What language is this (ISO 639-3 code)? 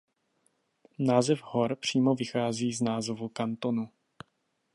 ces